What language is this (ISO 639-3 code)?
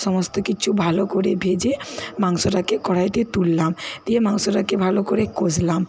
ben